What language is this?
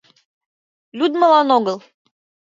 Mari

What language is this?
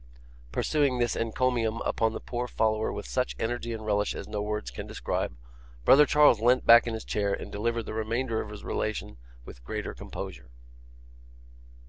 English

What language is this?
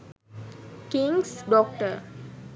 Sinhala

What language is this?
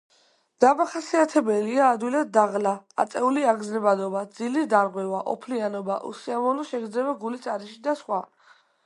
Georgian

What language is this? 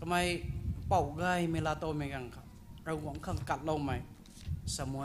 Thai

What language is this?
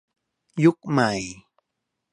Thai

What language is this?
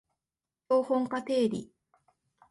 Japanese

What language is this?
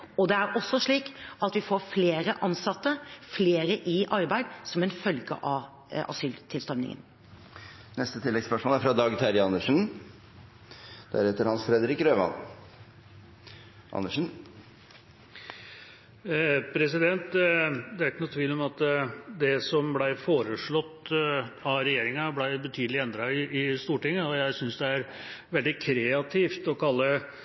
Norwegian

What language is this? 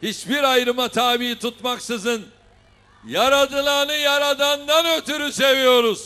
Turkish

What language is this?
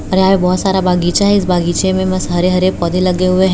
Hindi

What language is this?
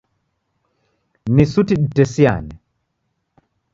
Taita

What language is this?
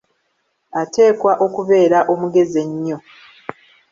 Ganda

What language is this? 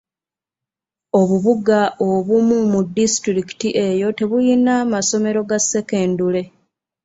Ganda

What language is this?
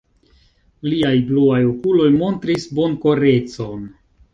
Esperanto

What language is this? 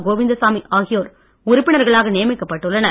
Tamil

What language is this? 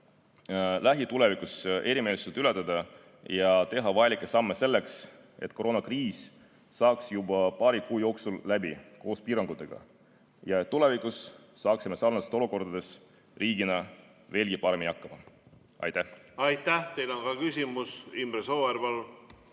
Estonian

